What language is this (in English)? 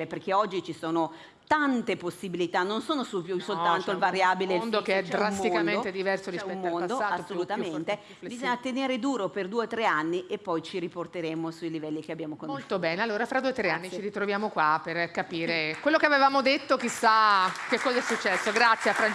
Italian